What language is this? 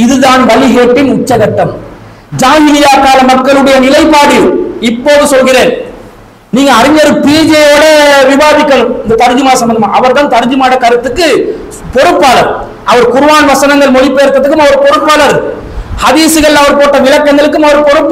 Indonesian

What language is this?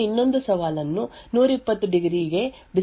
Kannada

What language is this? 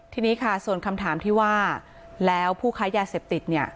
Thai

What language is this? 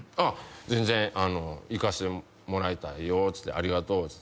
Japanese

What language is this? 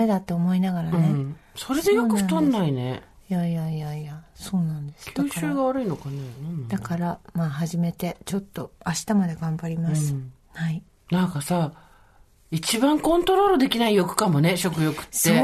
Japanese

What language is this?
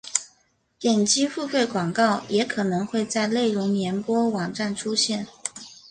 Chinese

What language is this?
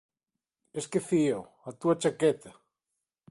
Galician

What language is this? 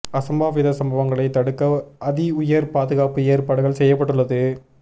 Tamil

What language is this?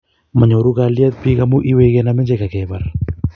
Kalenjin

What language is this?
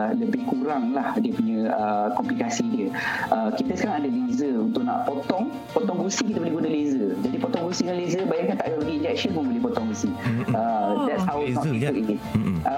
Malay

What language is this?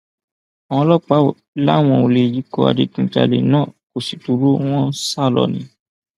Yoruba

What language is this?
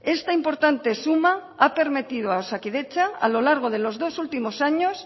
Spanish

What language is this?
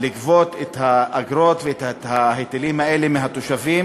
Hebrew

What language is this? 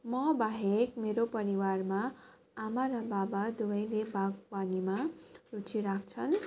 Nepali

